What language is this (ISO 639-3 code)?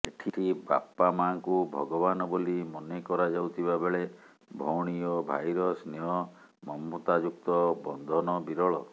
ori